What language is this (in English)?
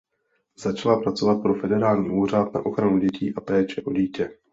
Czech